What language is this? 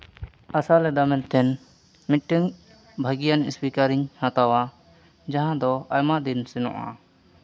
Santali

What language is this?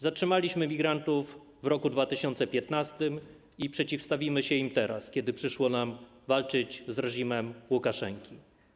Polish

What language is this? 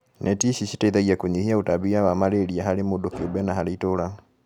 Kikuyu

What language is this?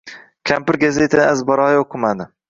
Uzbek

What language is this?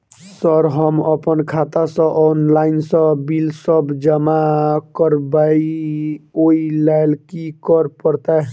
Maithili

